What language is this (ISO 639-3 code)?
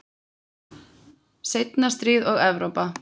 isl